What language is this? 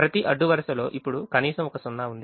Telugu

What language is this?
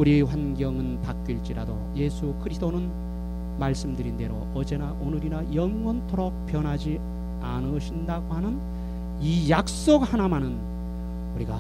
Korean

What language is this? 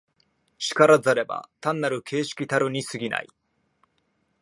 Japanese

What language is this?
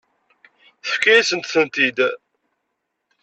Kabyle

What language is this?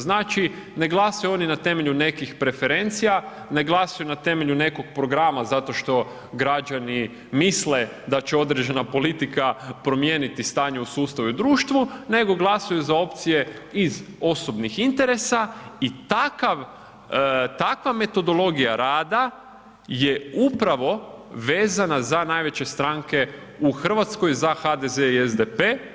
Croatian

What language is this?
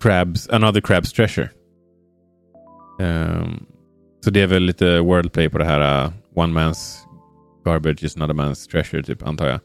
Swedish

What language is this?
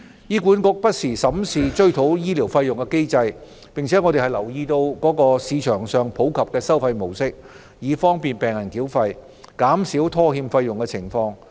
Cantonese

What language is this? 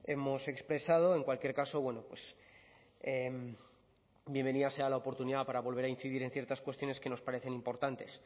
Spanish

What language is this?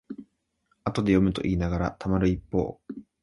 Japanese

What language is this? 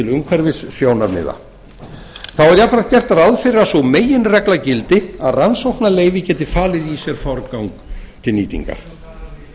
Icelandic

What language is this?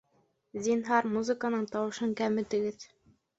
Bashkir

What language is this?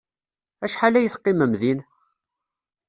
Kabyle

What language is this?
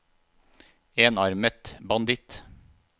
Norwegian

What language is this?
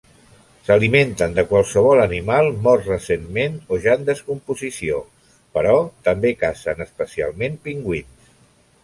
Catalan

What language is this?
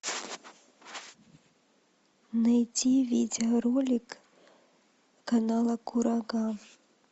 Russian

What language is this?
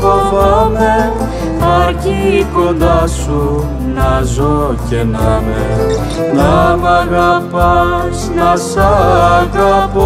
Greek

